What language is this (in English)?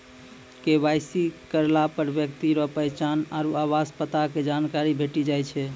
Maithili